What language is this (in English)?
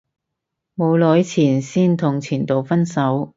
Cantonese